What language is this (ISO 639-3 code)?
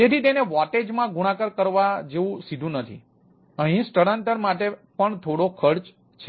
guj